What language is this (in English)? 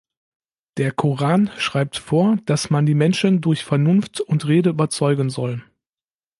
German